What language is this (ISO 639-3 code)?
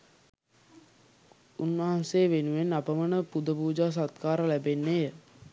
sin